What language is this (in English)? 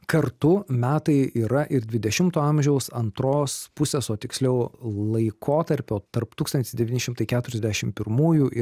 Lithuanian